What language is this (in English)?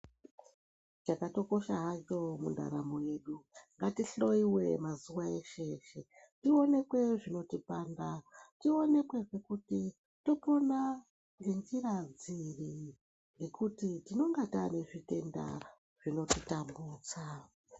Ndau